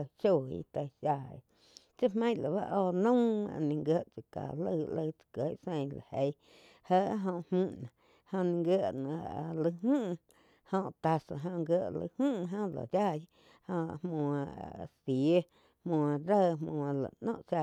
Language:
Quiotepec Chinantec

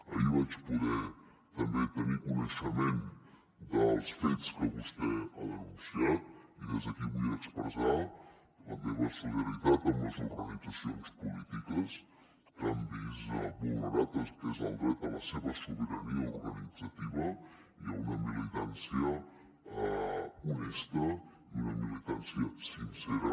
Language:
Catalan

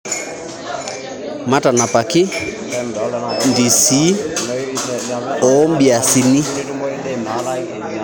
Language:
Masai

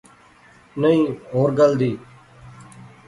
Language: Pahari-Potwari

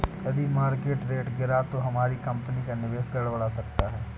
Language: Hindi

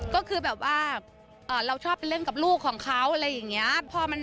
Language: Thai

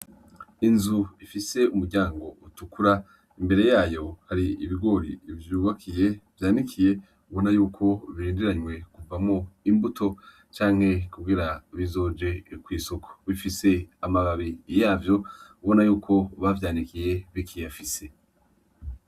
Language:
Rundi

